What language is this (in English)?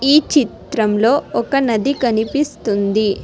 Telugu